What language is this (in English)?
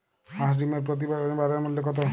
Bangla